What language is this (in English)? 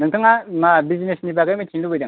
Bodo